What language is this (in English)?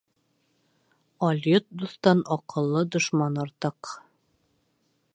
Bashkir